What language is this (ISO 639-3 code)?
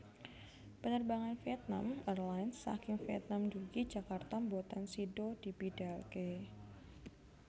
jav